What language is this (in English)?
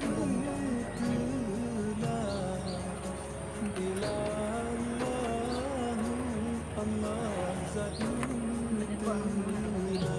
Indonesian